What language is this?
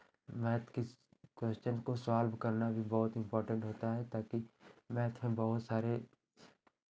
Hindi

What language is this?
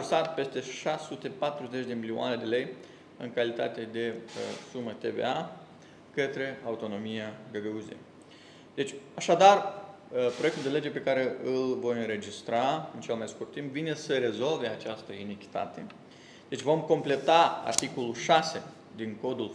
Romanian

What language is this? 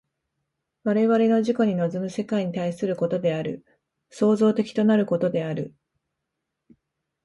Japanese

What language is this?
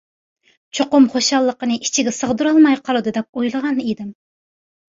Uyghur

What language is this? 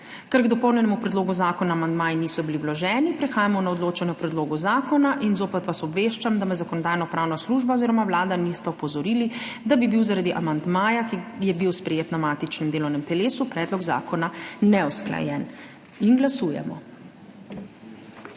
Slovenian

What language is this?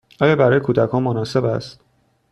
Persian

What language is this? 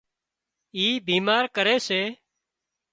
Wadiyara Koli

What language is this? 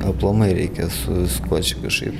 Lithuanian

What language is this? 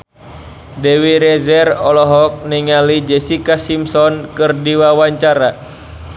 Sundanese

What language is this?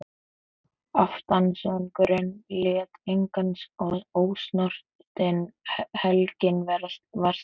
Icelandic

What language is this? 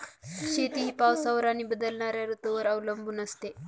Marathi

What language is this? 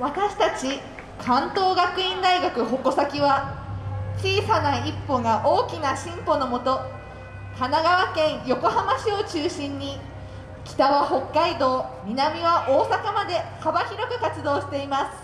Japanese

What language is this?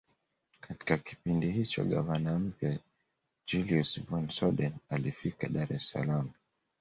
Swahili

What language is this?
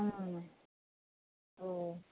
Bodo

